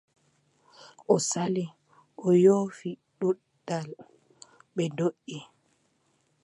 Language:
Adamawa Fulfulde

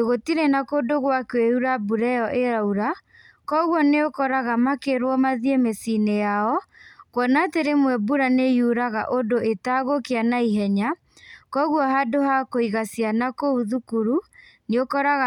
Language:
Kikuyu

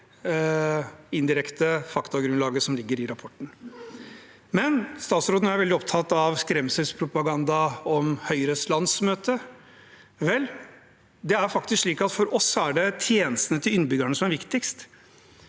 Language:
Norwegian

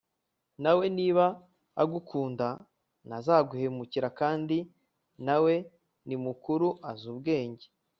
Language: Kinyarwanda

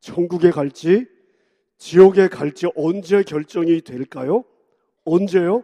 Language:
Korean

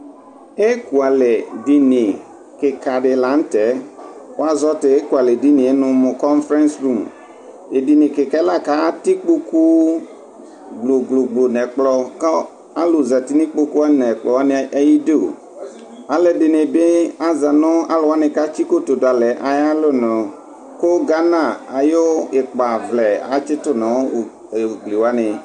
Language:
Ikposo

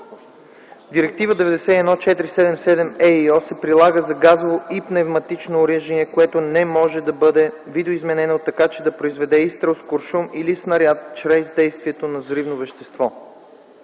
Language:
Bulgarian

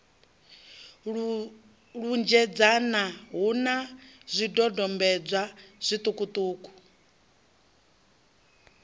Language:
Venda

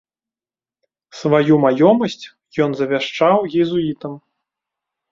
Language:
Belarusian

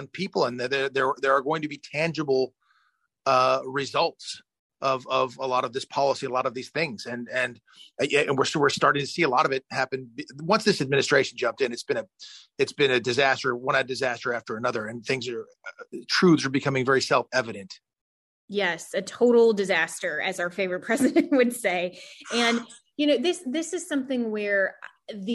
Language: English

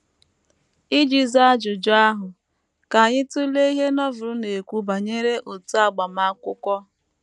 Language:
Igbo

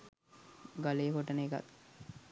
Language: Sinhala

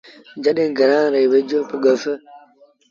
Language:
Sindhi Bhil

